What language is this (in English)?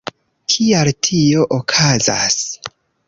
Esperanto